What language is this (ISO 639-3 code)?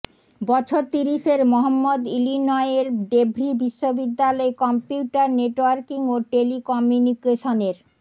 ben